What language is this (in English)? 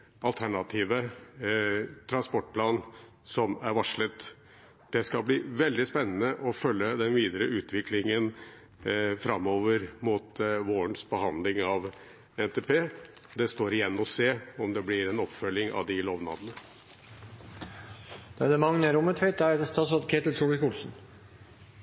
Norwegian